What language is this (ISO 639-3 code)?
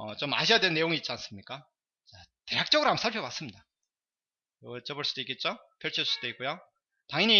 kor